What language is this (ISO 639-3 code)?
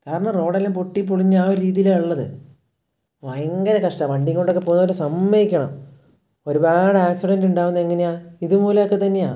mal